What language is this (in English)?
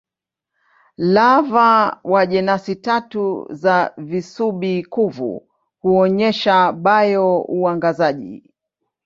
Swahili